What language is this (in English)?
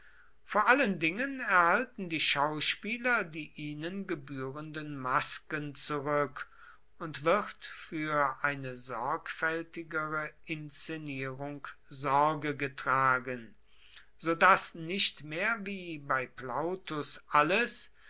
German